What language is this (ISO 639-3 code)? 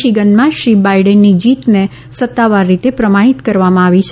guj